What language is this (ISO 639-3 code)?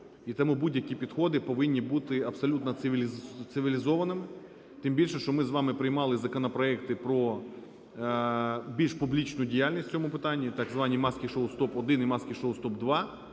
ukr